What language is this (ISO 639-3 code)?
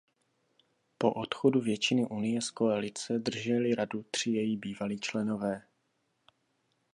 ces